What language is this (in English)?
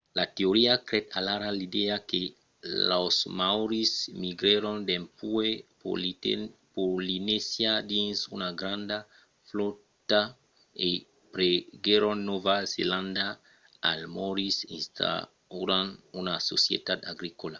Occitan